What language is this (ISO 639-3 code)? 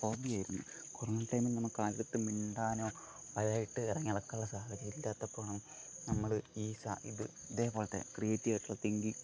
mal